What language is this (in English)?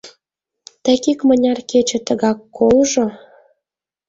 Mari